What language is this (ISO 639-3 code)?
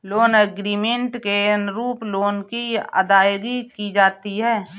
hin